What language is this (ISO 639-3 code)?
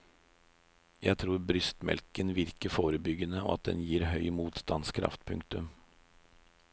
nor